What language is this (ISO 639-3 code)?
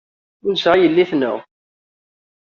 kab